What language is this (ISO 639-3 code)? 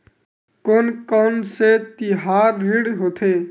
hne